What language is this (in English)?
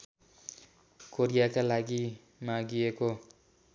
Nepali